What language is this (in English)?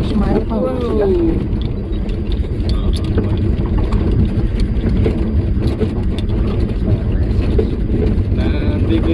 Indonesian